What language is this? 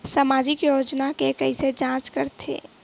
Chhattisgarhi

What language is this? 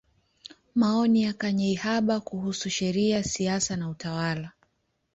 Swahili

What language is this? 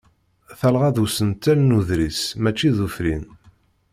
Kabyle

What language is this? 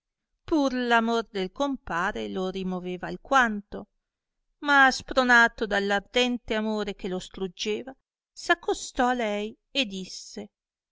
Italian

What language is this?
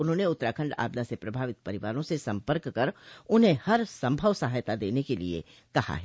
Hindi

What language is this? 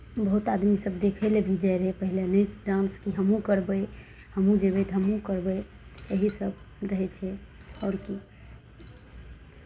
Maithili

